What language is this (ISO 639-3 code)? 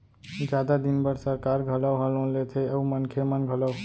hne